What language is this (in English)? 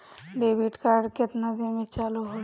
Bhojpuri